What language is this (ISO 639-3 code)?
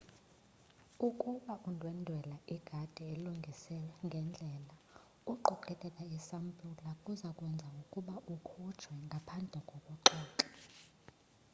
xho